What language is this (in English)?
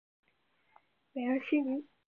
Chinese